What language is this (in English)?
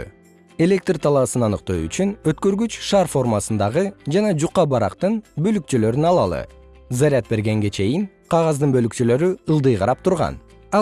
Kyrgyz